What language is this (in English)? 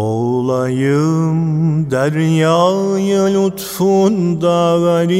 Turkish